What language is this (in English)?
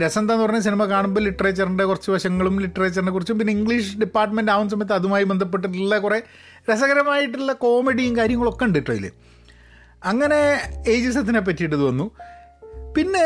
Malayalam